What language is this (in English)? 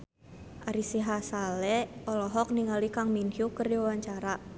Sundanese